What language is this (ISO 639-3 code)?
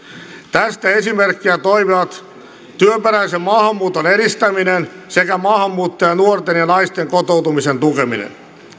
fin